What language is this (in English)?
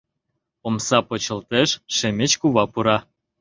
Mari